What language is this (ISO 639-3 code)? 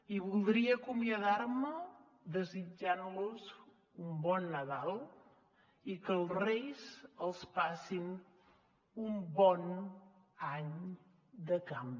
cat